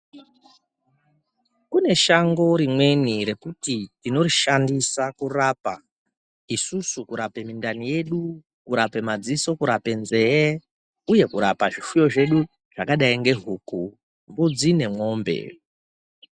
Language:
Ndau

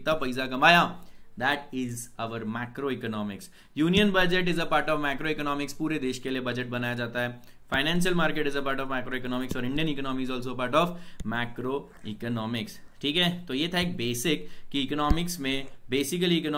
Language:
Hindi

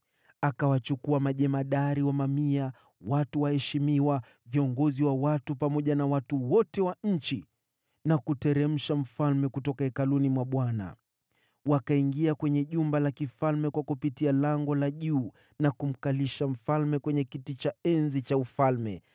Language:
Swahili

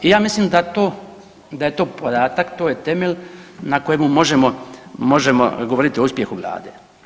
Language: Croatian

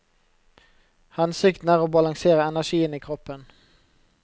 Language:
Norwegian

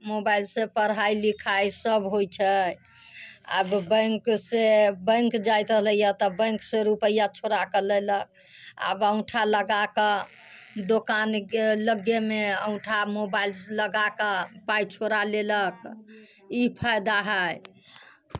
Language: Maithili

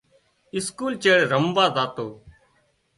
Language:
Wadiyara Koli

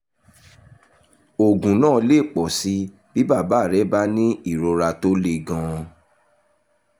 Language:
Yoruba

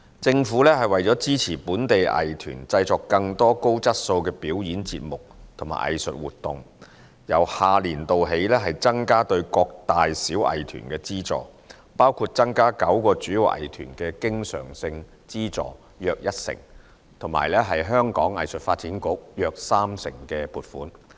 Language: Cantonese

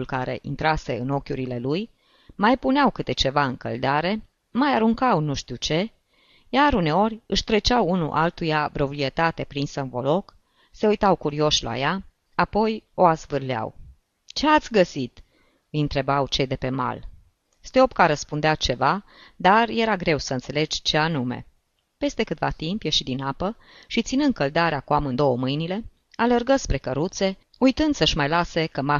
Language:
Romanian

